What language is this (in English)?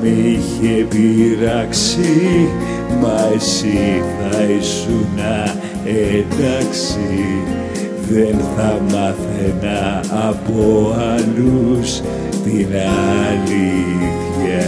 Greek